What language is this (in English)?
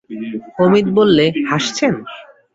Bangla